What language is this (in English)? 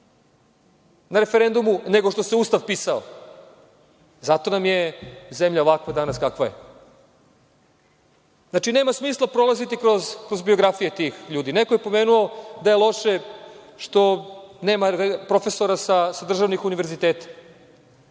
Serbian